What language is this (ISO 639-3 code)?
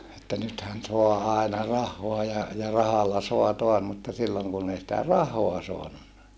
fin